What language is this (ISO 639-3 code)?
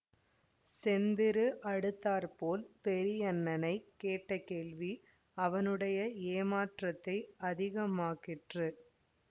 tam